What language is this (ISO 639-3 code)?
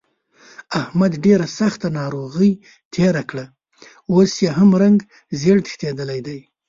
pus